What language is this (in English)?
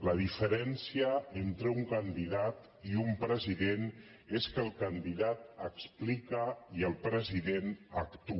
Catalan